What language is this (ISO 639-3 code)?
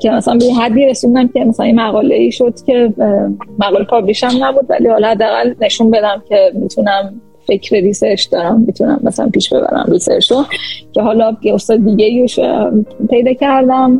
fas